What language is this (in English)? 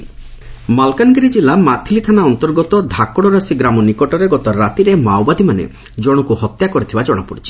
Odia